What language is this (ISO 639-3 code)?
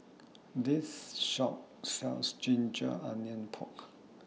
eng